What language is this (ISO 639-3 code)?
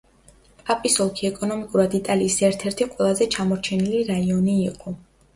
kat